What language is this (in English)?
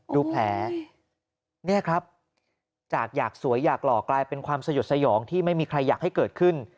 Thai